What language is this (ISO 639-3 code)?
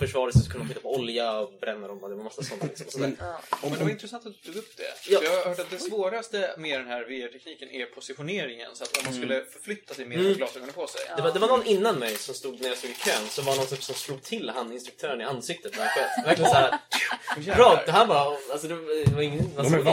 swe